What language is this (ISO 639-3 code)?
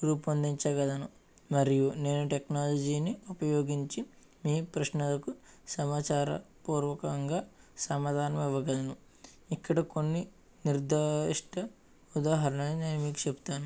tel